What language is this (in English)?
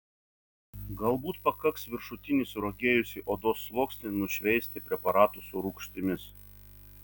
Lithuanian